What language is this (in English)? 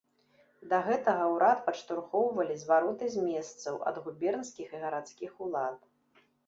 Belarusian